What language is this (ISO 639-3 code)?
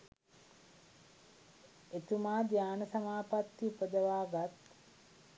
sin